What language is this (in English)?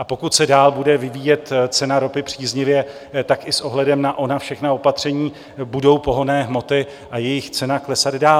Czech